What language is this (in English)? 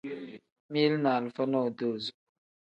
Tem